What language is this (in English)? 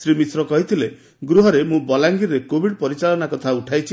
Odia